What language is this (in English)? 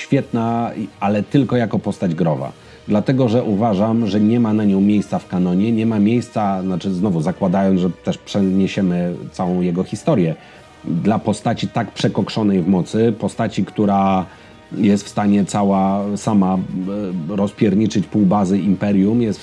Polish